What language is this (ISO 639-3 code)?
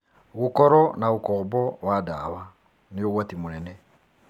kik